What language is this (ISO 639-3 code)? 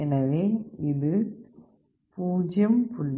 tam